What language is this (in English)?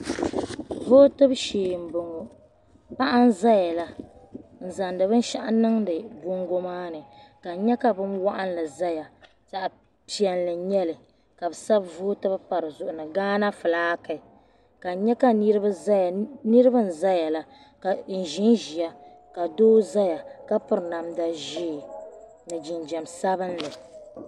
Dagbani